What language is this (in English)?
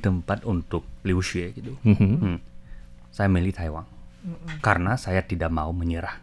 Indonesian